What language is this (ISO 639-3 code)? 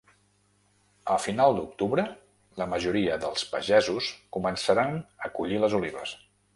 cat